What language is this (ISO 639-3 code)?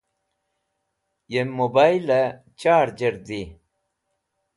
wbl